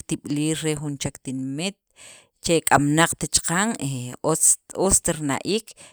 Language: Sacapulteco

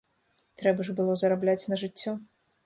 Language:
Belarusian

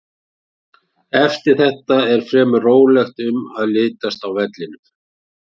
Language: Icelandic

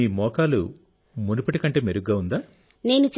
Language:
Telugu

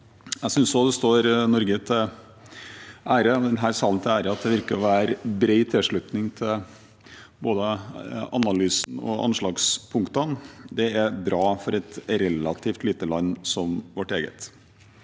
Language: Norwegian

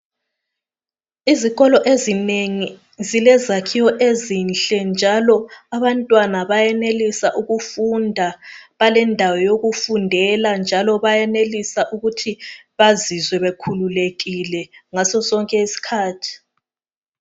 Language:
North Ndebele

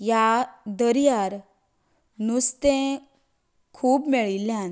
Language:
Konkani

